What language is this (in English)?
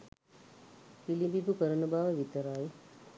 Sinhala